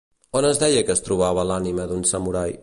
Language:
Catalan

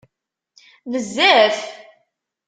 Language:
Kabyle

